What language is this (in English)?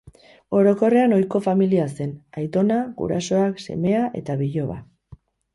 Basque